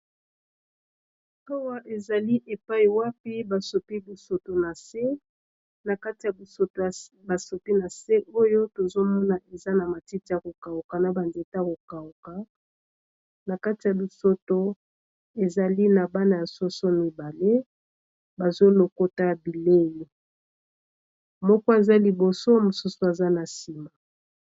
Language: Lingala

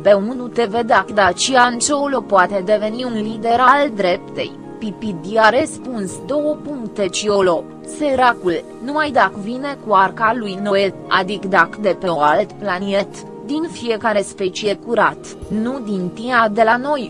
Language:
Romanian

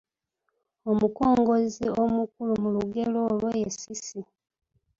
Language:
Ganda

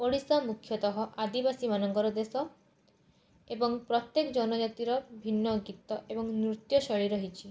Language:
Odia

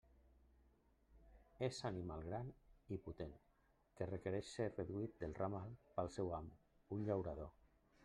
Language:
Catalan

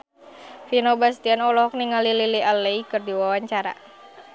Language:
Sundanese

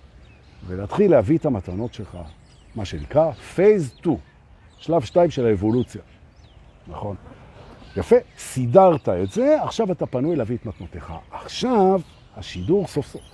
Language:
Hebrew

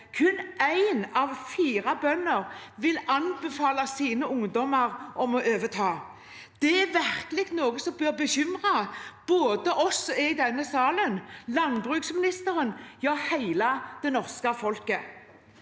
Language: Norwegian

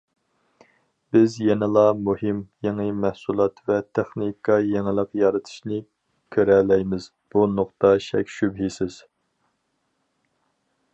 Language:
Uyghur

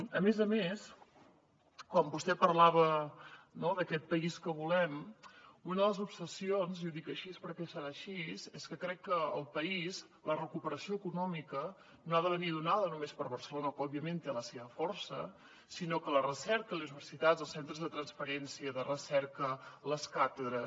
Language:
Catalan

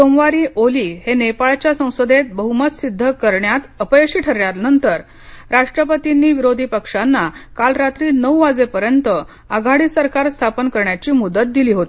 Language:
Marathi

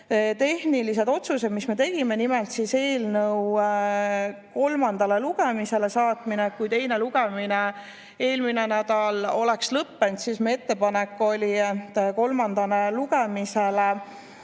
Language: Estonian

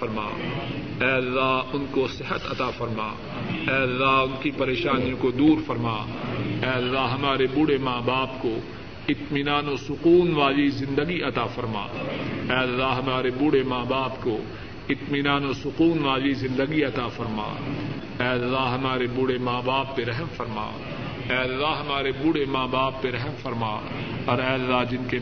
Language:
Urdu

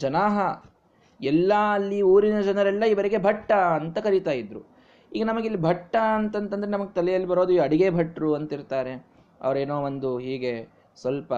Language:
Kannada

